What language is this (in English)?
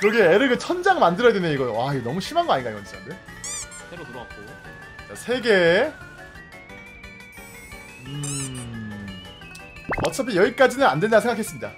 Korean